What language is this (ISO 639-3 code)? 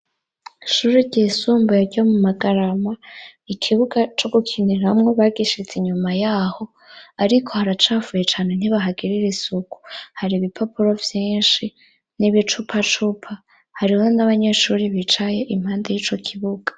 run